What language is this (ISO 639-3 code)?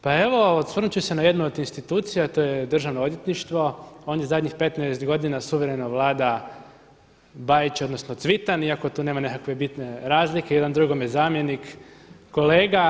hrv